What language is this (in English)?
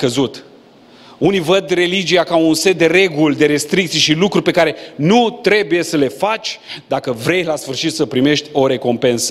Romanian